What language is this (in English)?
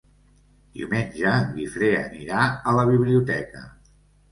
Catalan